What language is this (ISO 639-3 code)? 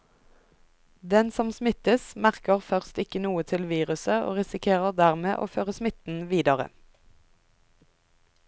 nor